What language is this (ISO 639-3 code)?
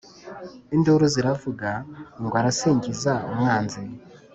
kin